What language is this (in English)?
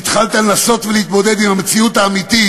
Hebrew